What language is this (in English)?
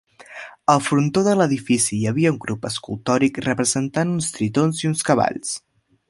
Catalan